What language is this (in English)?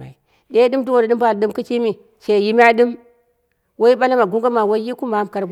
Dera (Nigeria)